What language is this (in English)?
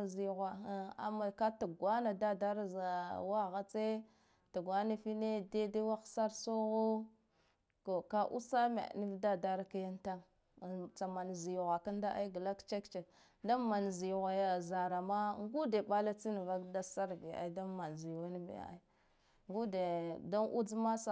Guduf-Gava